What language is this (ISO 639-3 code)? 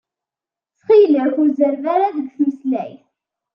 kab